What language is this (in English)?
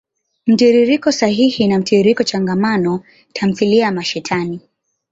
Swahili